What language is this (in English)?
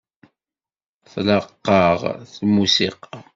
Kabyle